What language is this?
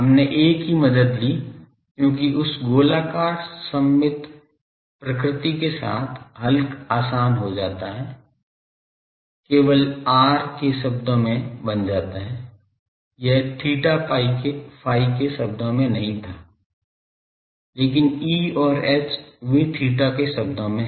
Hindi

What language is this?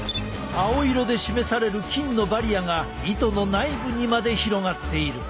Japanese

